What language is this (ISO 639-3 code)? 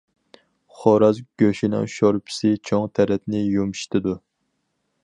uig